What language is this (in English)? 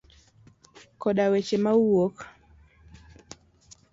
Luo (Kenya and Tanzania)